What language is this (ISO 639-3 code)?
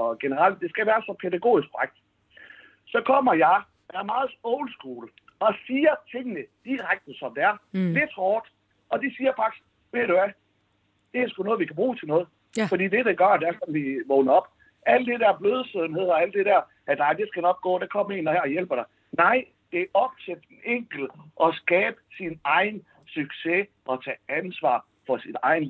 dan